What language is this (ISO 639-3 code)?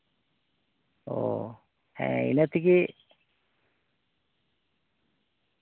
sat